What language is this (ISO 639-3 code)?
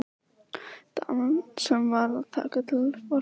isl